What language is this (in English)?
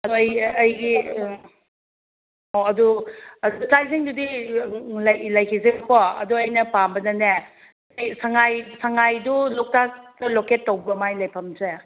Manipuri